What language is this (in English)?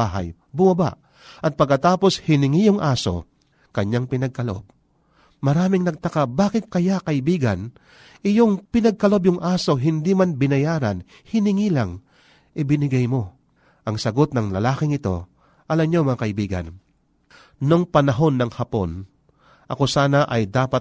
Filipino